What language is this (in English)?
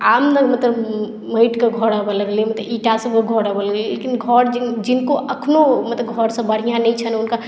Maithili